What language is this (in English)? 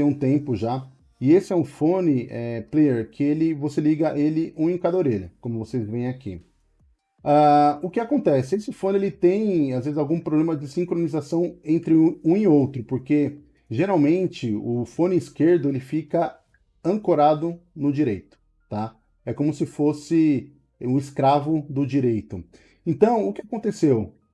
Portuguese